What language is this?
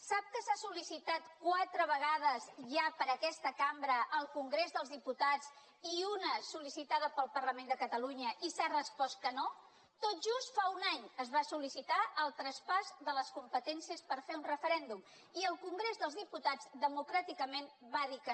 Catalan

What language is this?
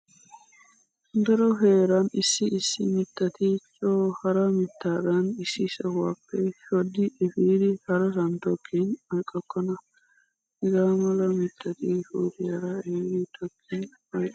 Wolaytta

